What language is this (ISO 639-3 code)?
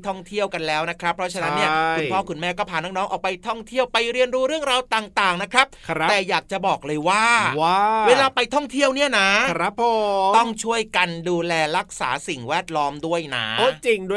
tha